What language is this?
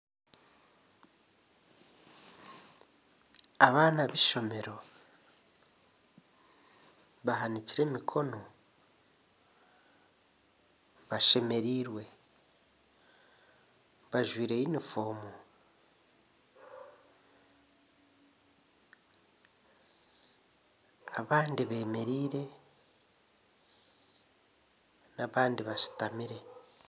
Nyankole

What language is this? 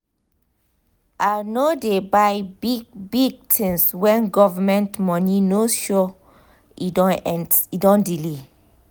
Nigerian Pidgin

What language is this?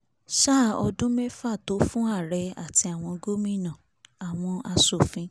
Yoruba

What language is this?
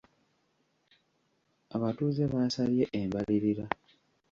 Ganda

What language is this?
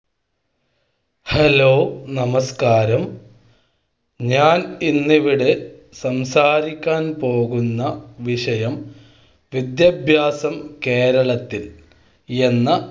Malayalam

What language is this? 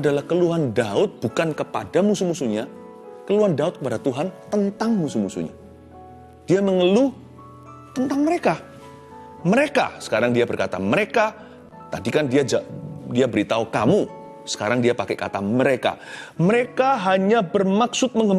Indonesian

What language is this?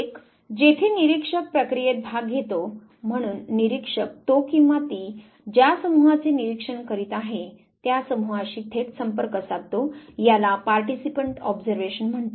Marathi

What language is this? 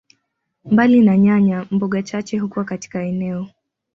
Swahili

